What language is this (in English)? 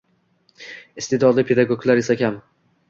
Uzbek